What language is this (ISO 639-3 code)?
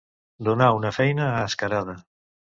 cat